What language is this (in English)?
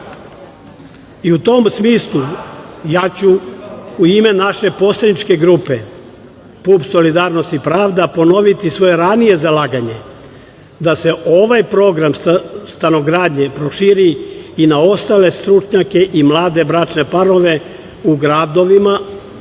Serbian